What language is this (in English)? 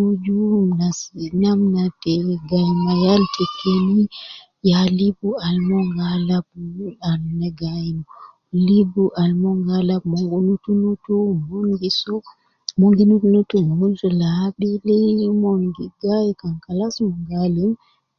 Nubi